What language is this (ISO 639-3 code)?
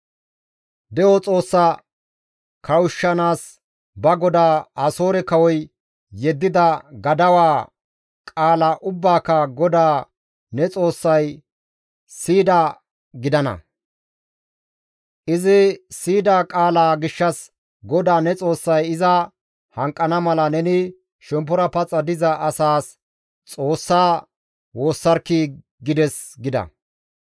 gmv